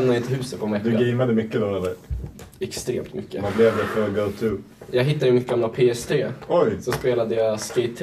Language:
Swedish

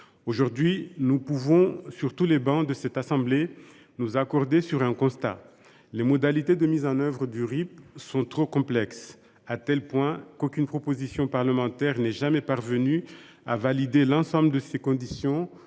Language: French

